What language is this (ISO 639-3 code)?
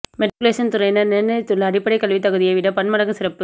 tam